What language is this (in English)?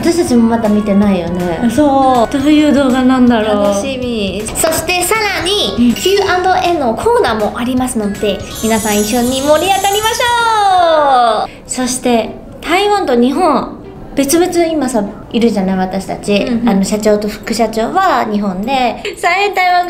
Japanese